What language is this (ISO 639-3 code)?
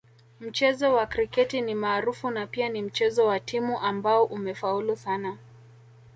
swa